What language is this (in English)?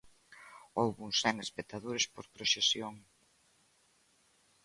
Galician